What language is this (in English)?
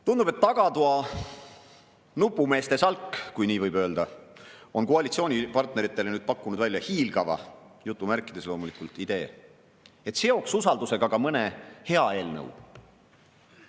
Estonian